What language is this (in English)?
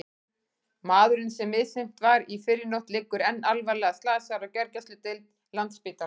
Icelandic